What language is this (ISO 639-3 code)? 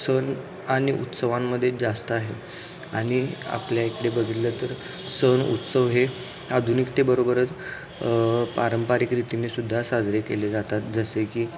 mar